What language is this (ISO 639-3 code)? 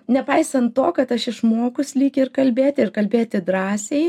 lit